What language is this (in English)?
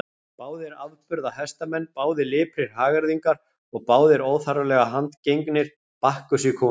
Icelandic